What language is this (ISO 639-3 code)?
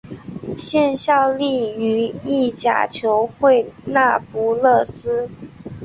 zho